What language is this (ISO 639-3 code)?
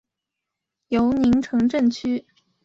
zho